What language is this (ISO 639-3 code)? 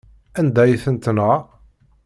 kab